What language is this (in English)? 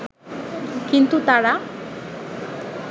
Bangla